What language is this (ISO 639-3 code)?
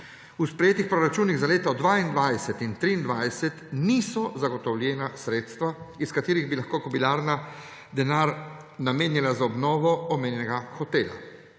slv